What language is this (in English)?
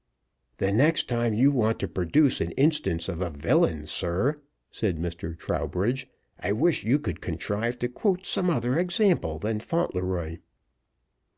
English